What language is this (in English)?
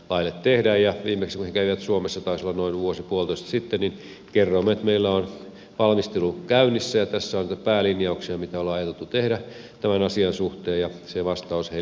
Finnish